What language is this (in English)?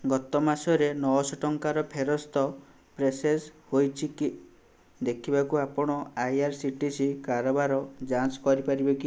Odia